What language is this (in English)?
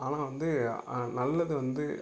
Tamil